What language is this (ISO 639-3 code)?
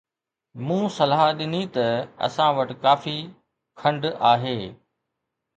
snd